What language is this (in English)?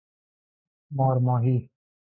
Persian